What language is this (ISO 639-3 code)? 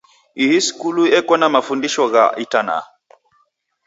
dav